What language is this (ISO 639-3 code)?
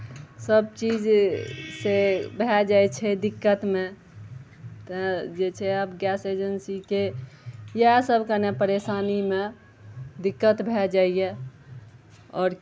mai